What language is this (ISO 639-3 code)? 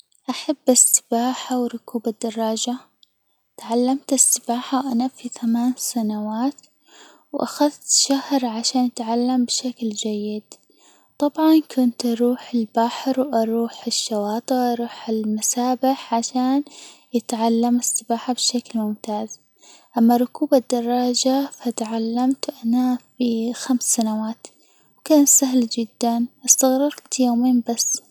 acw